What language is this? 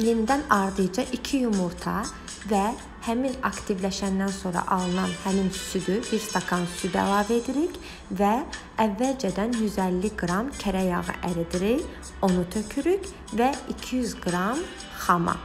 Turkish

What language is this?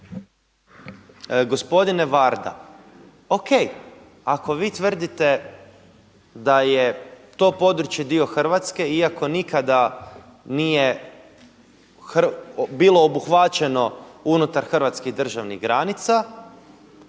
Croatian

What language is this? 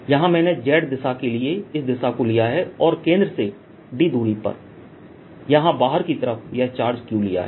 Hindi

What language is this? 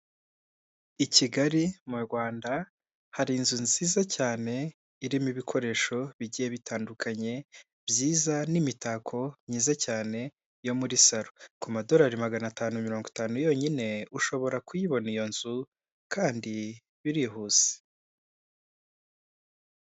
Kinyarwanda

